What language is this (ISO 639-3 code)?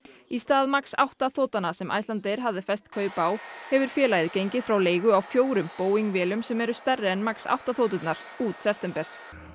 isl